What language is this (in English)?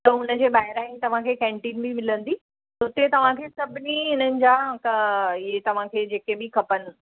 Sindhi